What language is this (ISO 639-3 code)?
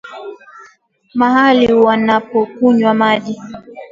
swa